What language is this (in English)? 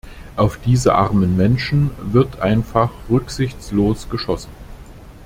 German